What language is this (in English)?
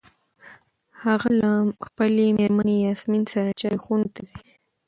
Pashto